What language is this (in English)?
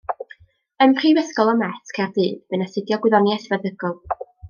Welsh